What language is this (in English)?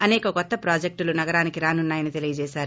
Telugu